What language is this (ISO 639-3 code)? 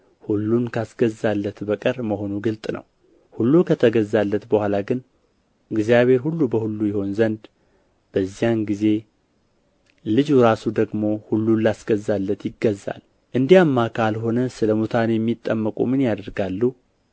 amh